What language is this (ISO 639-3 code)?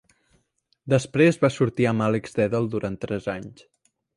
cat